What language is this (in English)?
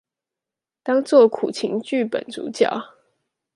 Chinese